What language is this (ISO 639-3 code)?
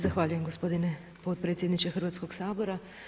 hrv